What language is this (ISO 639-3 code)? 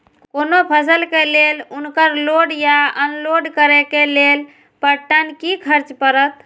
mai